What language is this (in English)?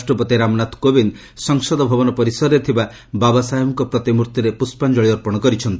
Odia